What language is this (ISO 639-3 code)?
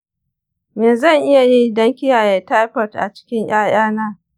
hau